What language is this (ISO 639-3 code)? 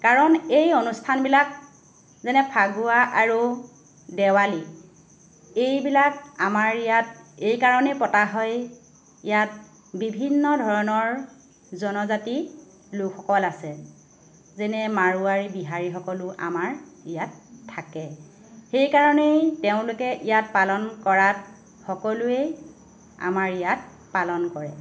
asm